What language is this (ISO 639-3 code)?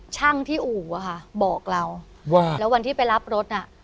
tha